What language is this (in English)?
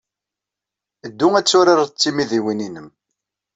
Kabyle